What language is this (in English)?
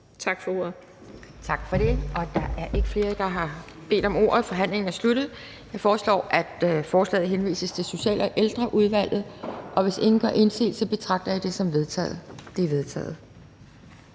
Danish